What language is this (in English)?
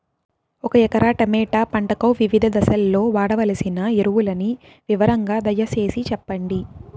Telugu